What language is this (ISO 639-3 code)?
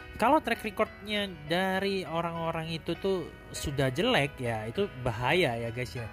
ind